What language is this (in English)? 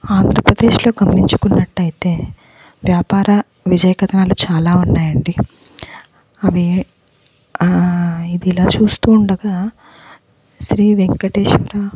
Telugu